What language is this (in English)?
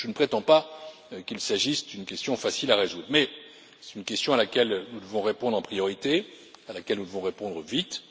French